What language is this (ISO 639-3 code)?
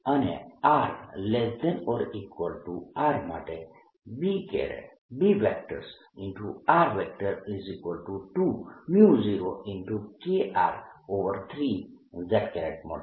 guj